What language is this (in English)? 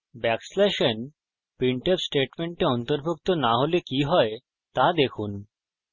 Bangla